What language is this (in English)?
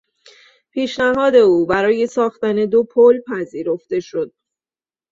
Persian